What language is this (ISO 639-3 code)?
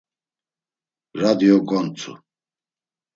lzz